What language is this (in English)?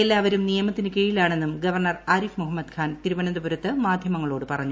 Malayalam